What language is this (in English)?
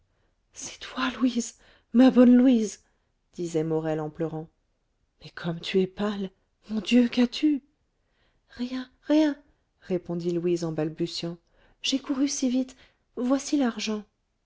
French